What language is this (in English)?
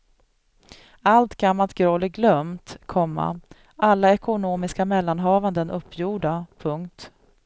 Swedish